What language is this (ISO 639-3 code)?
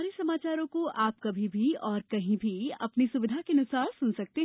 hin